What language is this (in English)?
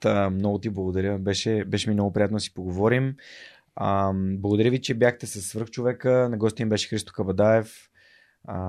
Bulgarian